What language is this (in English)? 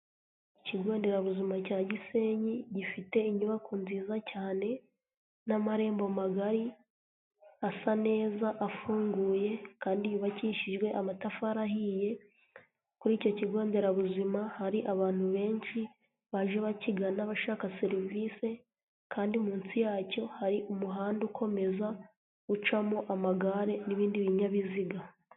Kinyarwanda